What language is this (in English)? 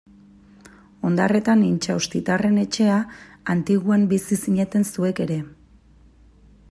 Basque